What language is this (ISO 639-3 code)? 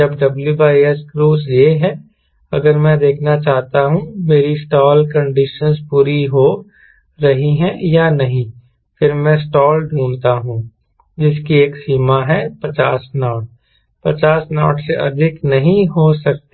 hin